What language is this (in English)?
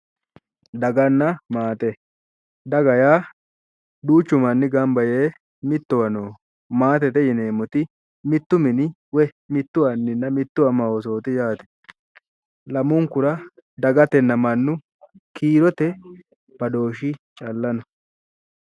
Sidamo